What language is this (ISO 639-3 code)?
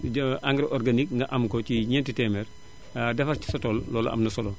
wol